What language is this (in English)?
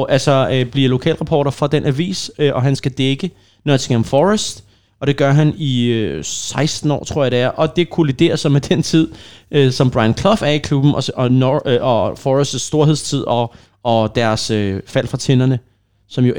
Danish